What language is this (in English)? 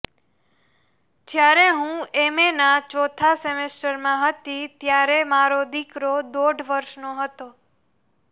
Gujarati